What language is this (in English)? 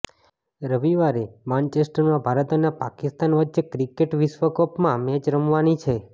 Gujarati